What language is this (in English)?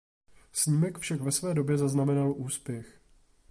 Czech